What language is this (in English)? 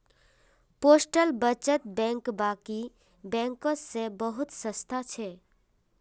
Magahi